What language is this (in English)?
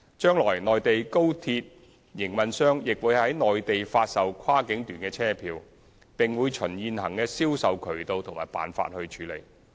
Cantonese